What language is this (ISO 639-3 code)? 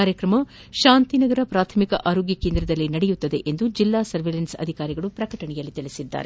kan